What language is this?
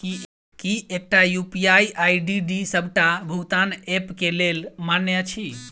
Maithili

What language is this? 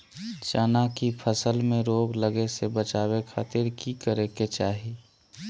Magahi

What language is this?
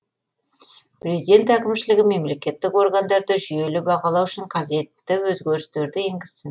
Kazakh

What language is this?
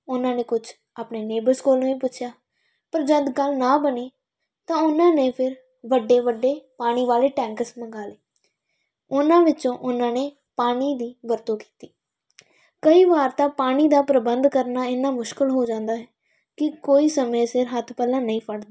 Punjabi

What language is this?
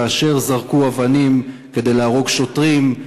Hebrew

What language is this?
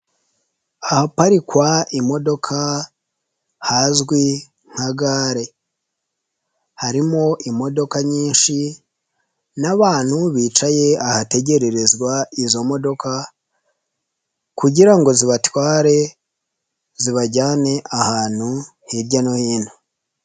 Kinyarwanda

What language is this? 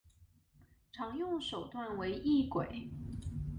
Chinese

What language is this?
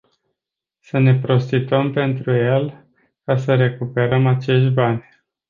Romanian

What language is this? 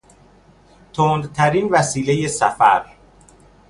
Persian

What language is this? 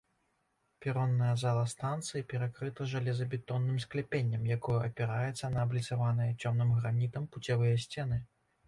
Belarusian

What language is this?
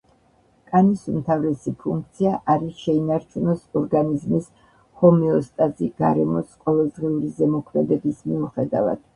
Georgian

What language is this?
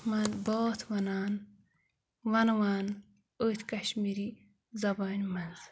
Kashmiri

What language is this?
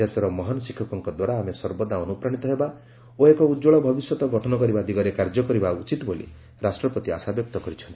Odia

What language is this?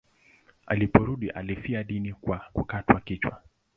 Swahili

